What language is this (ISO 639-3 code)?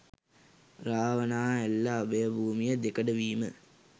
sin